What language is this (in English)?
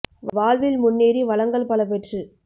Tamil